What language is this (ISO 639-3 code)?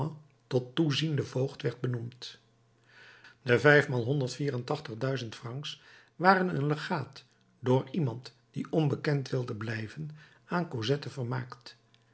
nld